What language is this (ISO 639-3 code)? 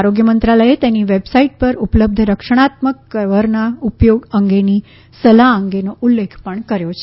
guj